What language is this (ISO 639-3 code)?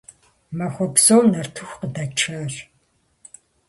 kbd